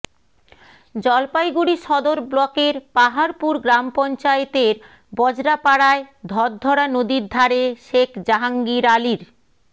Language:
Bangla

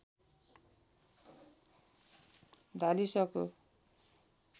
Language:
Nepali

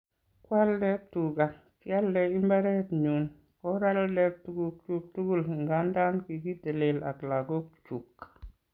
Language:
Kalenjin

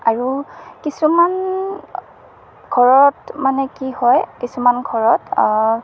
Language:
Assamese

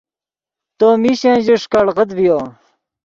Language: Yidgha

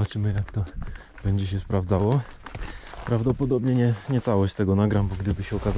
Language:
Polish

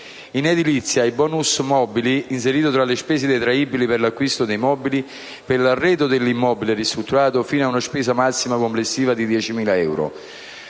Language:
Italian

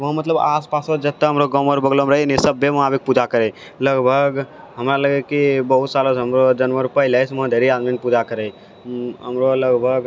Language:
Maithili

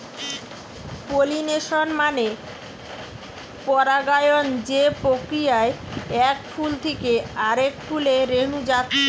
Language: Bangla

